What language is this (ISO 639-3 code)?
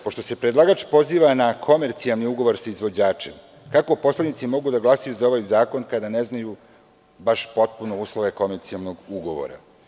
srp